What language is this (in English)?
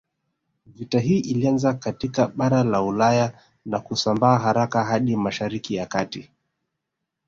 Swahili